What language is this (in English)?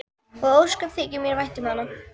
Icelandic